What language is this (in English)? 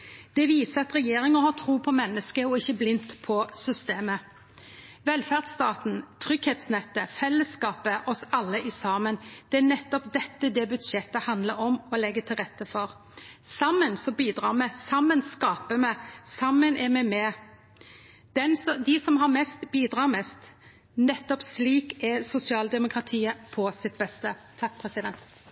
Norwegian Nynorsk